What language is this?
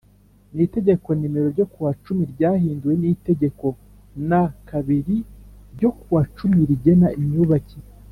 Kinyarwanda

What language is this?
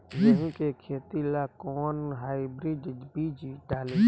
Bhojpuri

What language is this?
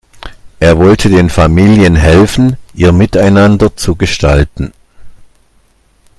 German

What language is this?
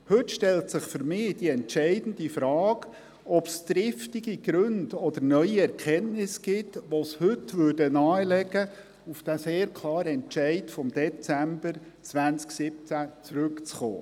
Swiss German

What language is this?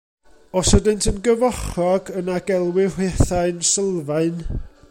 Welsh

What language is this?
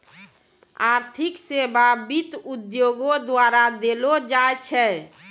Maithili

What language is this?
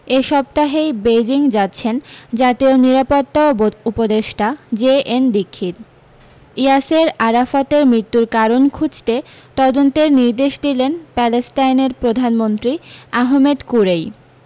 Bangla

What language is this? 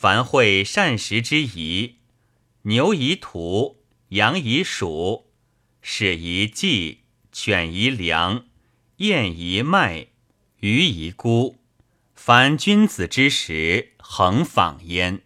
Chinese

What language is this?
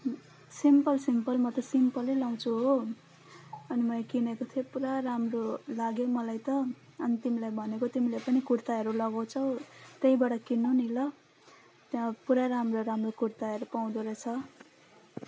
Nepali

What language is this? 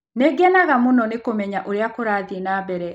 Kikuyu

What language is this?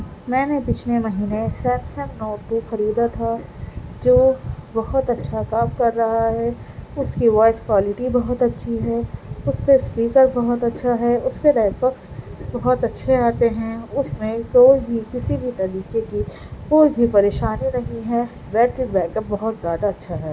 Urdu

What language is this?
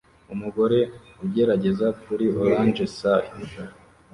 Kinyarwanda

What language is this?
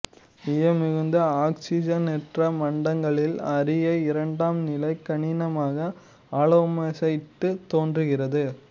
Tamil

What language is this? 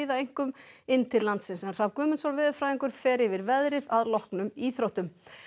Icelandic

